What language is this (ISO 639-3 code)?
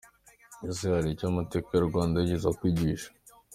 kin